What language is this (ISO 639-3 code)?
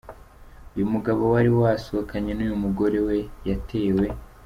kin